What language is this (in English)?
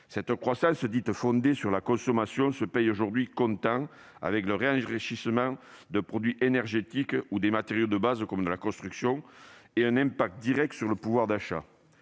French